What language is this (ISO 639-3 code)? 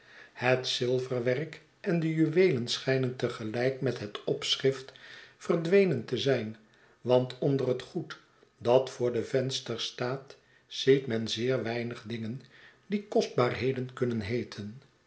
nld